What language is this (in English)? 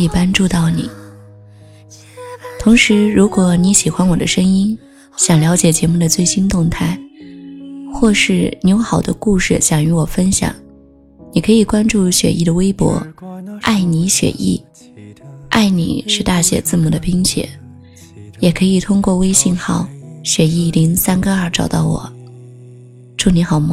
Chinese